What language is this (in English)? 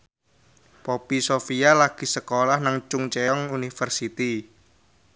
Javanese